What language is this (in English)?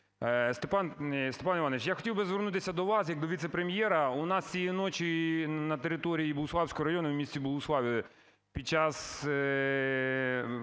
Ukrainian